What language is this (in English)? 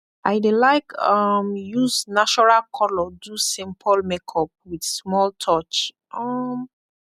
Nigerian Pidgin